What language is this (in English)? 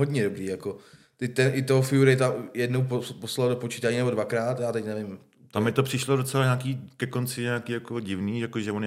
Czech